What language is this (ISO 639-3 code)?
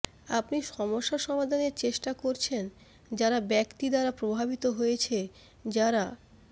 ben